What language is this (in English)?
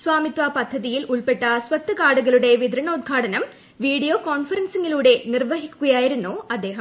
Malayalam